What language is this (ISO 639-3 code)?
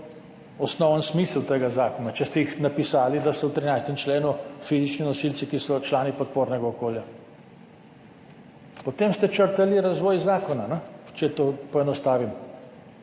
slv